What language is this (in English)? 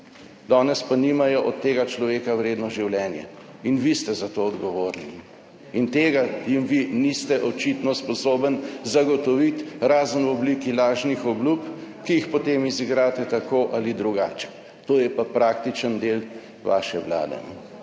Slovenian